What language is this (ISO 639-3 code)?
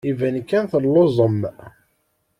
kab